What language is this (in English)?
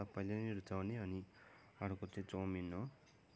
Nepali